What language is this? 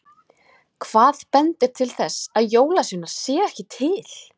Icelandic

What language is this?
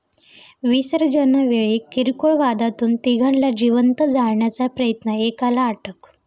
Marathi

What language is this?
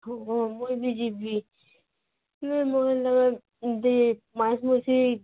Odia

